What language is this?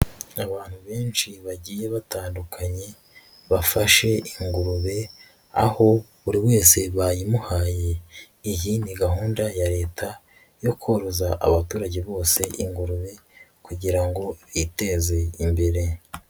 Kinyarwanda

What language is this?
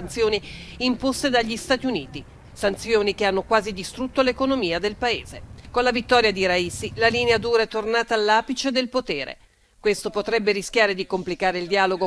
Italian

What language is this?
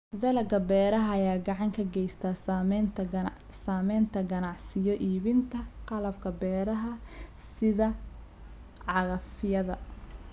Somali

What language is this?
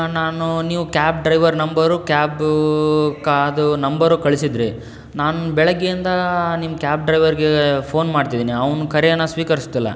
Kannada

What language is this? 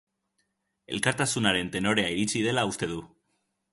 Basque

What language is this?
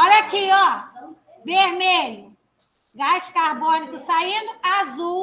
Portuguese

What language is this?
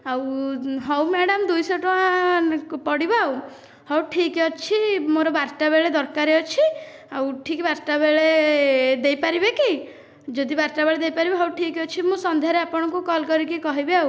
Odia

